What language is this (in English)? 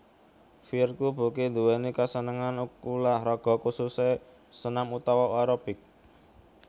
Javanese